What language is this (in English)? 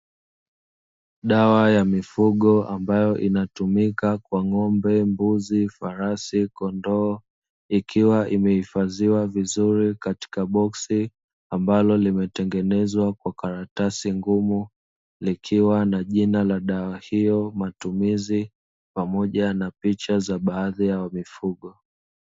Swahili